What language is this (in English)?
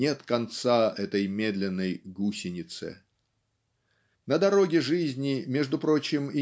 Russian